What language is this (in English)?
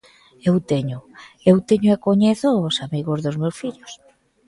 Galician